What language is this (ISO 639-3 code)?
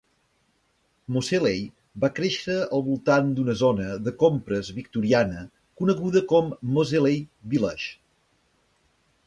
cat